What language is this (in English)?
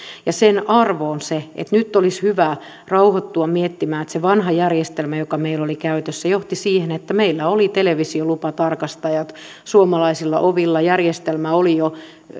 Finnish